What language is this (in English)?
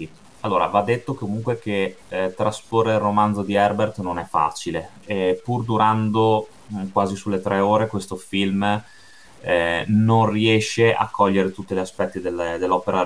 Italian